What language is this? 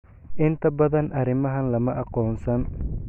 Somali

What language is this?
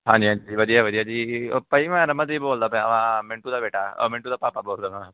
Punjabi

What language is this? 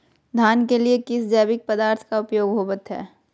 Magahi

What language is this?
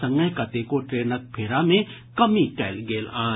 Maithili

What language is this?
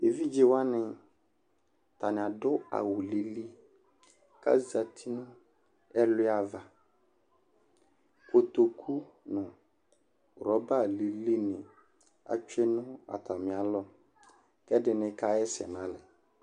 Ikposo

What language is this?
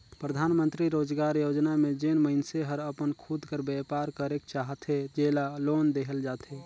Chhattisgarhi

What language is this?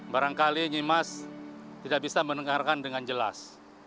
Indonesian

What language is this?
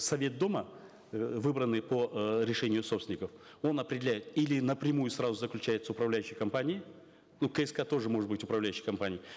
Kazakh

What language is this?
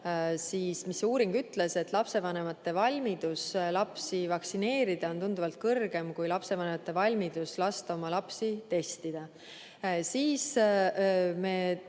Estonian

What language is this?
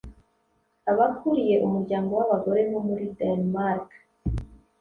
Kinyarwanda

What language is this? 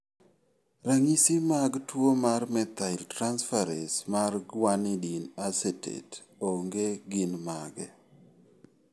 Luo (Kenya and Tanzania)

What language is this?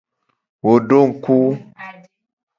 Gen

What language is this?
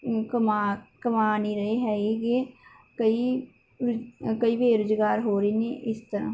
Punjabi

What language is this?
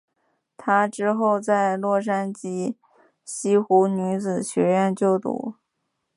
Chinese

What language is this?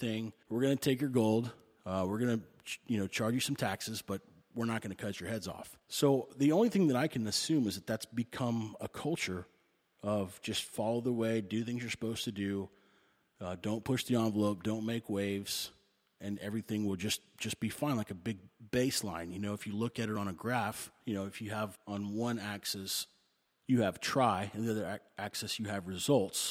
English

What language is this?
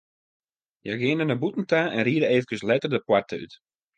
Western Frisian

